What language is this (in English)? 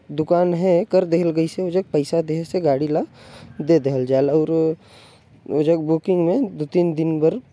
Korwa